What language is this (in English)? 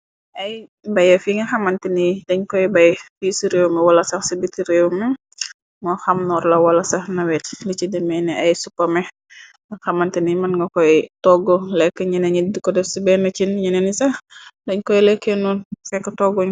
Wolof